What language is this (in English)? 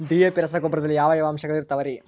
Kannada